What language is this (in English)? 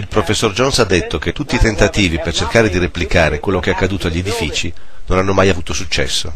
Italian